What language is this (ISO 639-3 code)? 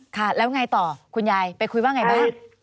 tha